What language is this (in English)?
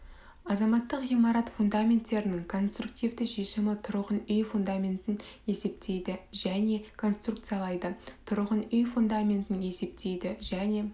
Kazakh